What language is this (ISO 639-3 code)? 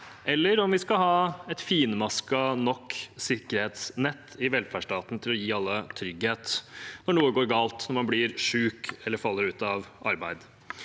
nor